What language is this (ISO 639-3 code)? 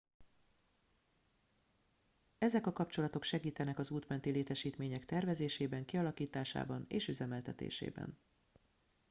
hun